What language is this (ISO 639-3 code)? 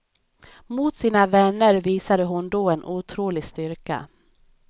swe